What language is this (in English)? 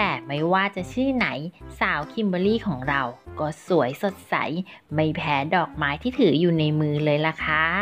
Thai